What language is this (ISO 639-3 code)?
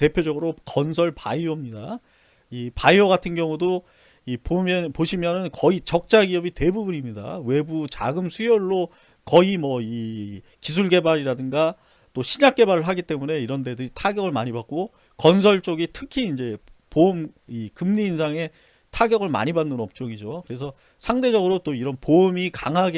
kor